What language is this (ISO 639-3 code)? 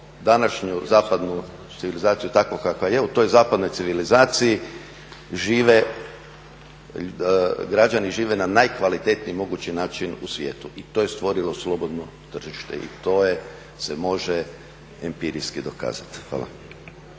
hrv